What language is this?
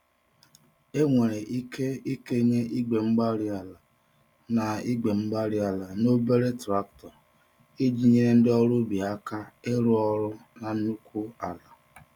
Igbo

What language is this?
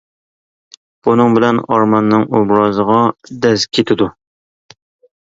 Uyghur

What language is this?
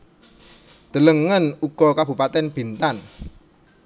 Javanese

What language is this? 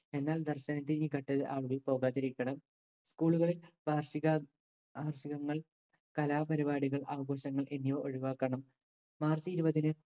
Malayalam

